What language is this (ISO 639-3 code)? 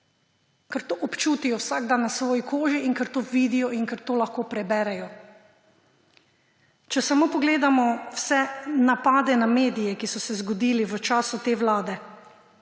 slv